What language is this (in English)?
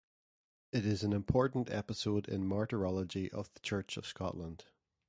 English